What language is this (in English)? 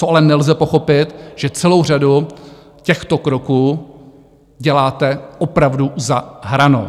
Czech